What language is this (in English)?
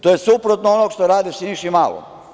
Serbian